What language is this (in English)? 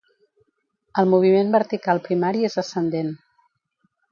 Catalan